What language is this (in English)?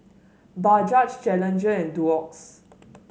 English